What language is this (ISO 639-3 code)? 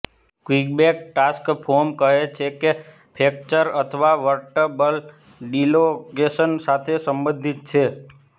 guj